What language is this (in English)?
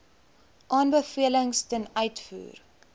Afrikaans